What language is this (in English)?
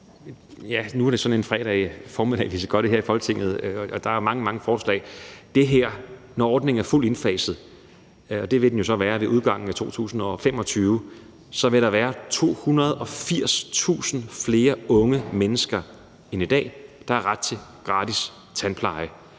Danish